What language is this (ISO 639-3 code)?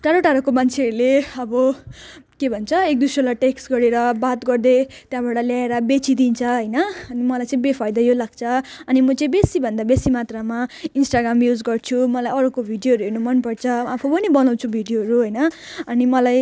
nep